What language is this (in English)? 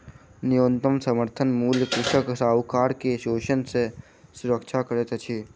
Maithili